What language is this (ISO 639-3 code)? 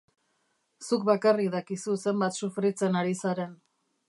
eus